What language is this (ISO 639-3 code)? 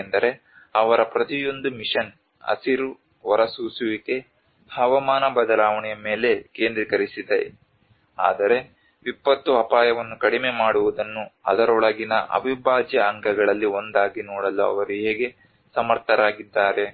kan